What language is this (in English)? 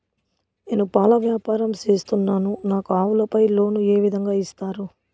Telugu